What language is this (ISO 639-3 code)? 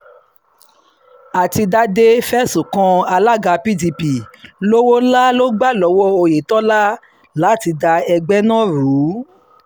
yor